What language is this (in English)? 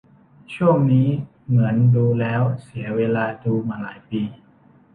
Thai